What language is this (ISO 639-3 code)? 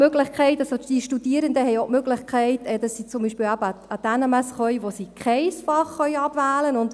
gsw